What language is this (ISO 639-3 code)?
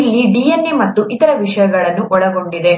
kan